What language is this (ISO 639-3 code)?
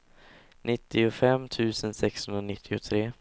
swe